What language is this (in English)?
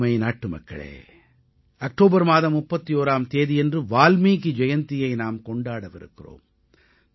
Tamil